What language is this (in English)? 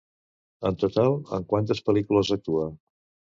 Catalan